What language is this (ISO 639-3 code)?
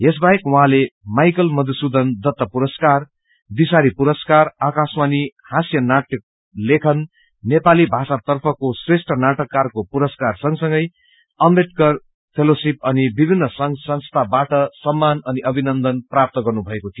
nep